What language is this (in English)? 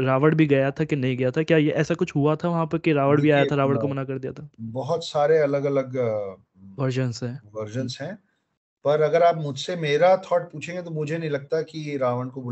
Hindi